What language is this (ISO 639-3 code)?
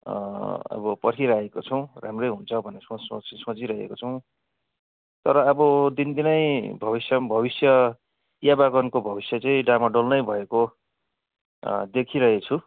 nep